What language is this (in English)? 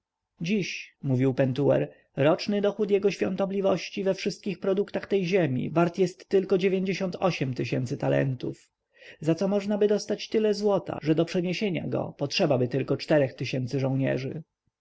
Polish